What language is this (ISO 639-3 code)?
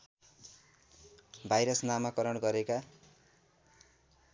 nep